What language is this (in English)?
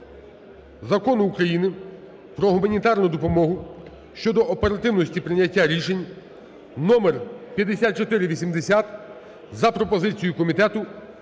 Ukrainian